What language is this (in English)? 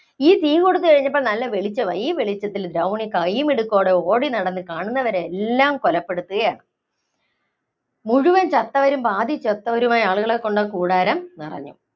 Malayalam